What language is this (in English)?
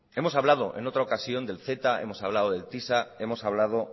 Spanish